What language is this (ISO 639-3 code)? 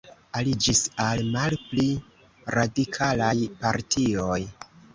epo